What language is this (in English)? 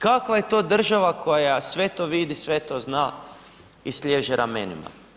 Croatian